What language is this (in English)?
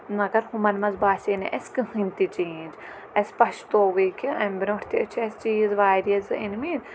Kashmiri